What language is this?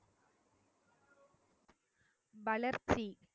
Tamil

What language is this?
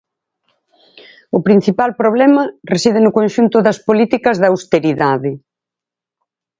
Galician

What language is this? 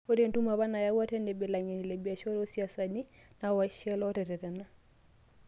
Masai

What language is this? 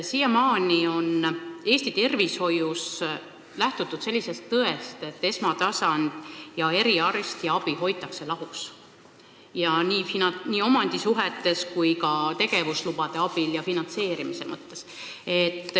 Estonian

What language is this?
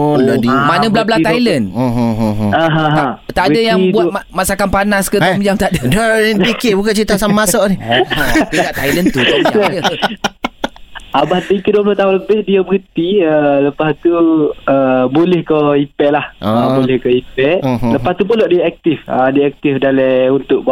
Malay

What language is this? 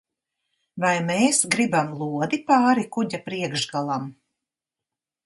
Latvian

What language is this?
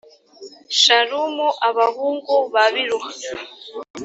Kinyarwanda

